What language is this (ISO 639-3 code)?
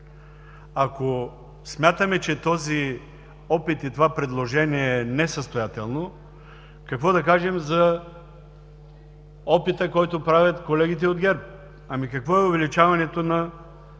bul